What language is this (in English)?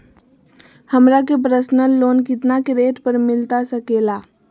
Magahi